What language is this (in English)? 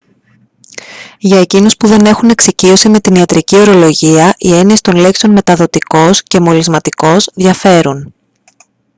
Greek